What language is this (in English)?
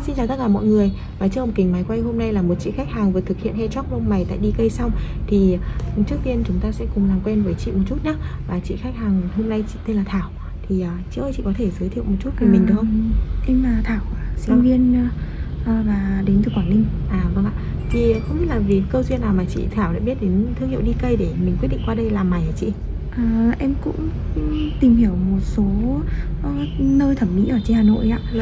Vietnamese